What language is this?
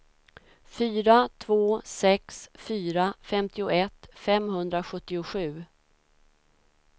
Swedish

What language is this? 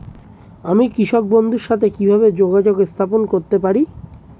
Bangla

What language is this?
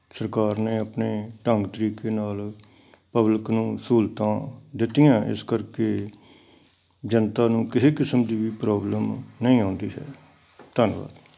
Punjabi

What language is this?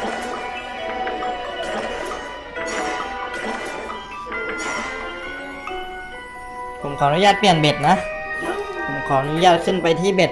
Thai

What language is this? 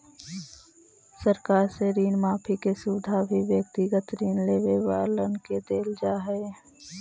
Magahi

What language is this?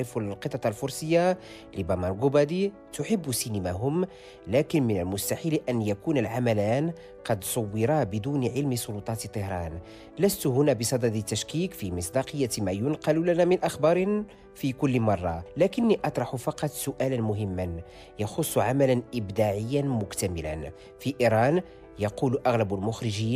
Arabic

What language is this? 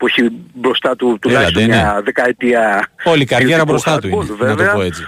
Greek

